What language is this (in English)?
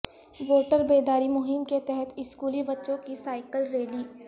Urdu